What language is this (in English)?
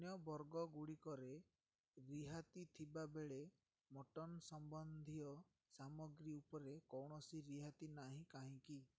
Odia